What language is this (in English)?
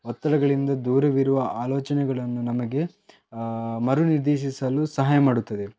Kannada